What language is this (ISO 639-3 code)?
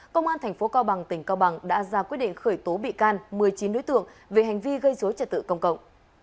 vie